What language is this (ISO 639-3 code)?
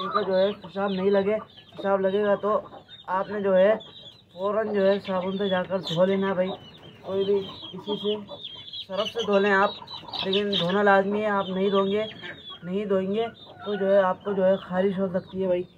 hin